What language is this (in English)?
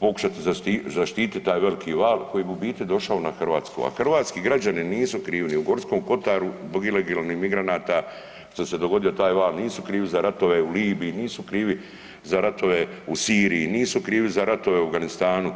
Croatian